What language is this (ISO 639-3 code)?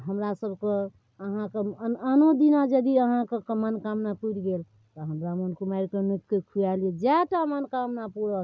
mai